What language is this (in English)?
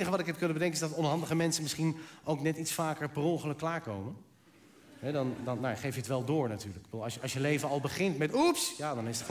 Dutch